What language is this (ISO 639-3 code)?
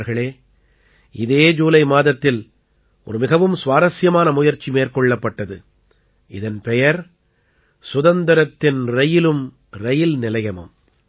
tam